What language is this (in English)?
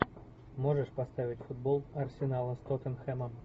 Russian